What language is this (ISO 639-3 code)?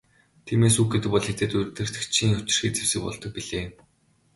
mon